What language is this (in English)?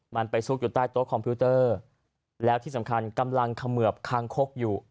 Thai